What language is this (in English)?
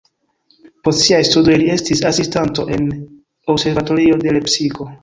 Esperanto